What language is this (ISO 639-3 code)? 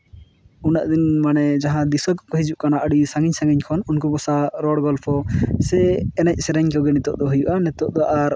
sat